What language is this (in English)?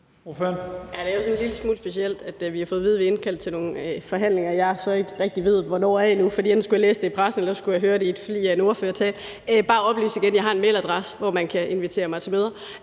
Danish